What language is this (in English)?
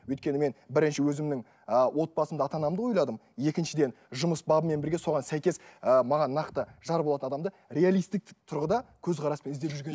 Kazakh